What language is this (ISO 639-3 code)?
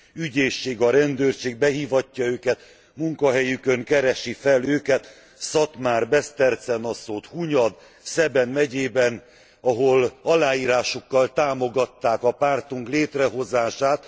hun